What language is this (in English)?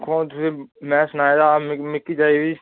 Dogri